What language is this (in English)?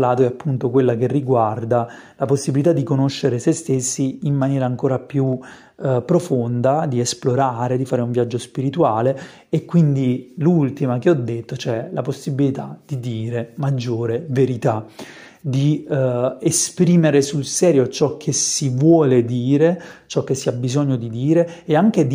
Italian